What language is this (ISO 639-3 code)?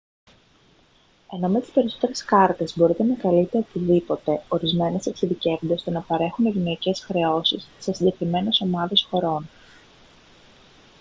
ell